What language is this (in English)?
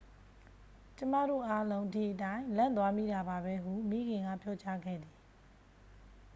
Burmese